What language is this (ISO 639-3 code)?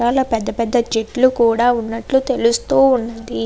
tel